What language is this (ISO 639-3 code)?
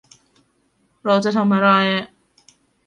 tha